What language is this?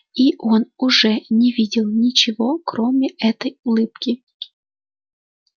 Russian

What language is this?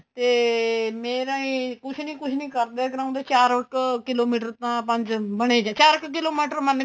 Punjabi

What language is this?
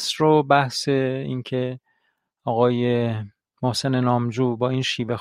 Persian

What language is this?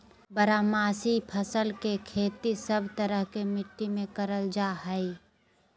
Magahi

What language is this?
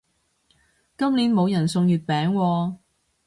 Cantonese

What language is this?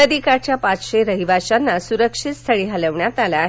Marathi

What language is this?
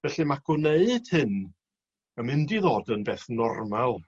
Welsh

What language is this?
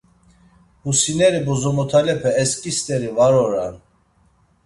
Laz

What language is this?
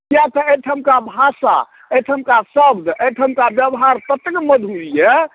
Maithili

